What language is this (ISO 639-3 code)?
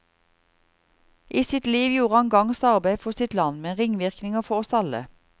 nor